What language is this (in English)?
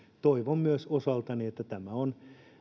Finnish